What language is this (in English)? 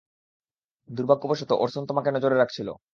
Bangla